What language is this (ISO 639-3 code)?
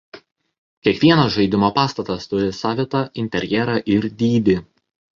lit